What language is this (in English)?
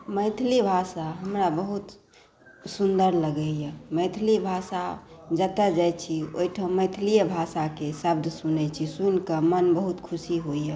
Maithili